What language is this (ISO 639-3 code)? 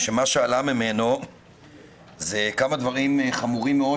heb